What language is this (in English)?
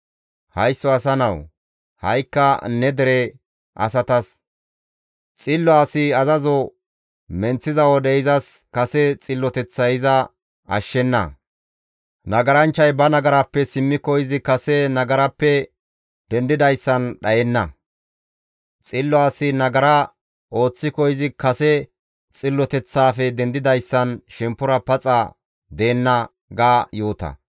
Gamo